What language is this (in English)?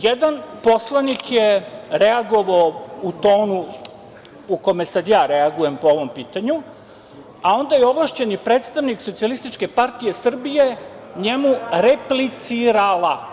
Serbian